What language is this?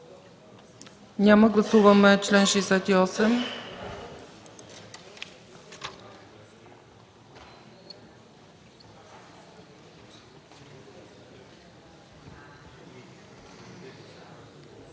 Bulgarian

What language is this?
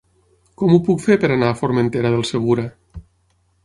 Catalan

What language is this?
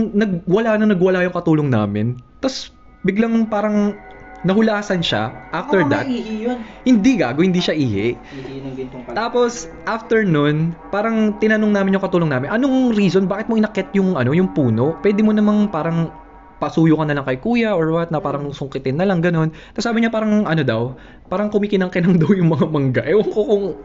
Filipino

